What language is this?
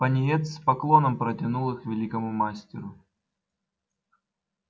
Russian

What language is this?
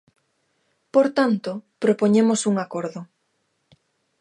Galician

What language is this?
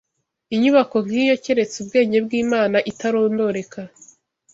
Kinyarwanda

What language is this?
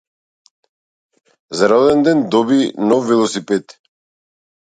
Macedonian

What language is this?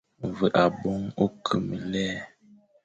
Fang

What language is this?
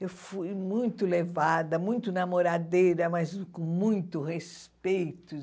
Portuguese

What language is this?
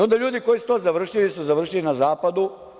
Serbian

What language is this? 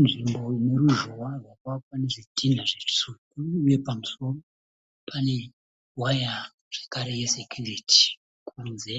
Shona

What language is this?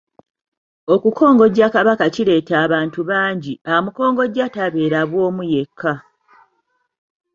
Ganda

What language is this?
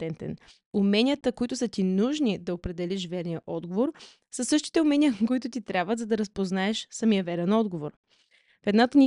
Bulgarian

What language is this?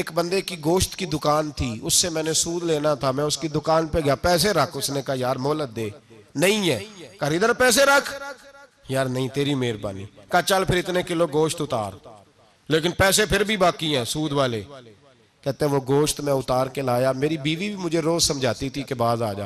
Urdu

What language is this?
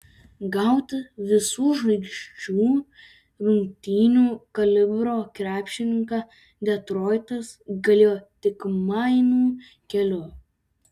Lithuanian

